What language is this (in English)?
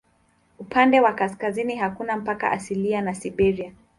Swahili